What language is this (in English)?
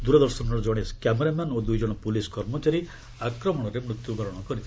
Odia